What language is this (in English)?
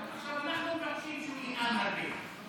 Hebrew